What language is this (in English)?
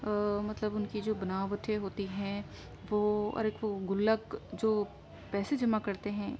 Urdu